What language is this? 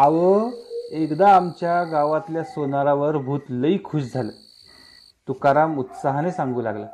Marathi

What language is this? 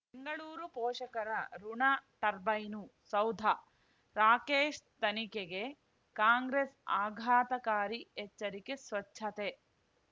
Kannada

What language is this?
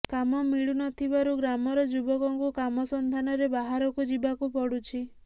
Odia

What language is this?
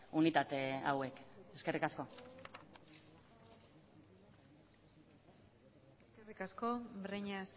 Basque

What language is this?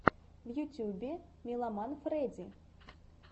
Russian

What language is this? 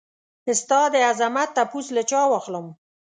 Pashto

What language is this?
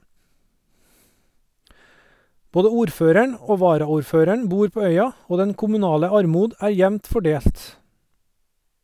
Norwegian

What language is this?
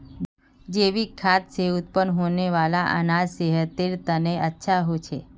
Magahi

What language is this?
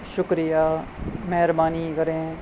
Urdu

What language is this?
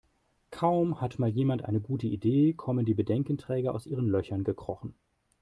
German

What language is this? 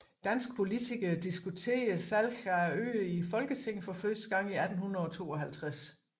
Danish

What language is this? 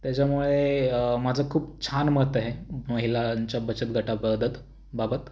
Marathi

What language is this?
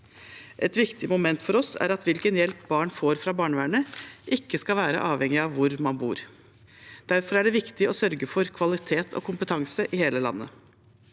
Norwegian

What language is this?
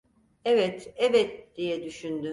Turkish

